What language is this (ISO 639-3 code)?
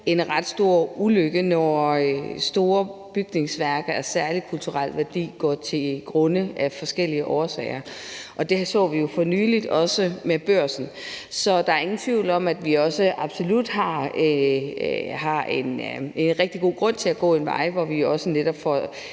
dan